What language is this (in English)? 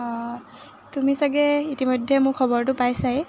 Assamese